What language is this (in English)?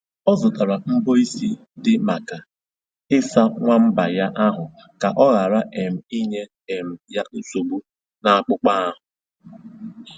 Igbo